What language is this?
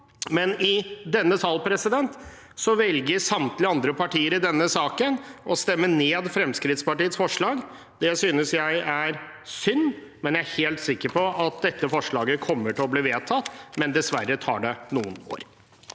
Norwegian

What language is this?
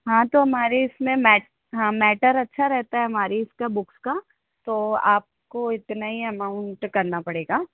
Hindi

